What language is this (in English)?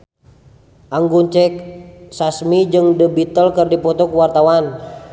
Sundanese